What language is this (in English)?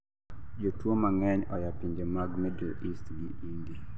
Luo (Kenya and Tanzania)